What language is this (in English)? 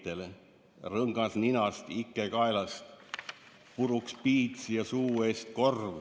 Estonian